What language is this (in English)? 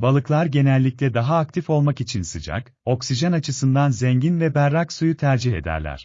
Turkish